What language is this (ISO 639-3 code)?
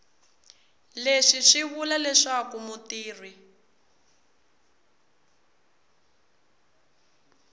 tso